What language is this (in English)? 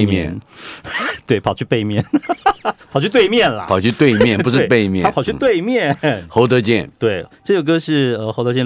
Chinese